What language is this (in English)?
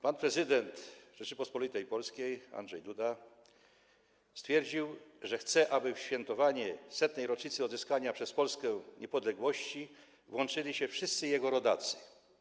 Polish